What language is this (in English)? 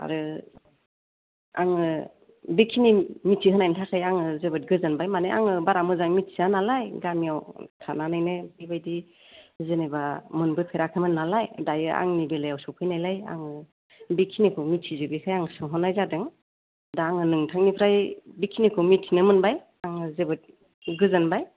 Bodo